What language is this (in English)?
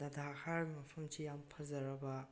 Manipuri